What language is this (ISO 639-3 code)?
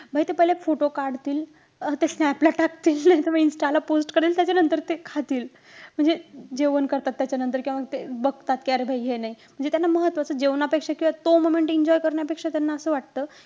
mar